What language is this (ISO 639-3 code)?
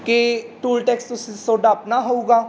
pan